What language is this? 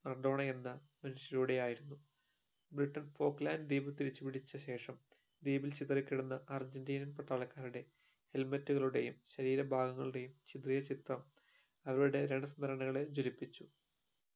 Malayalam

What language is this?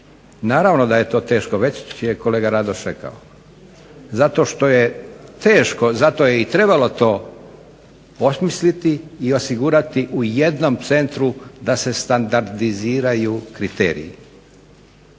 Croatian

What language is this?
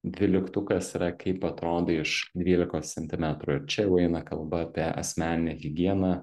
Lithuanian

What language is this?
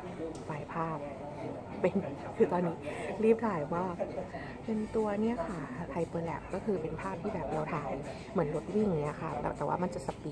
Thai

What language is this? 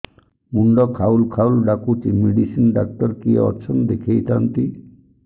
Odia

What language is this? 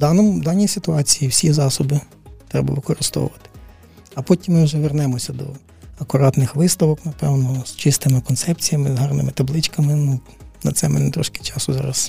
Ukrainian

